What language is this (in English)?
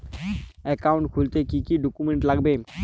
Bangla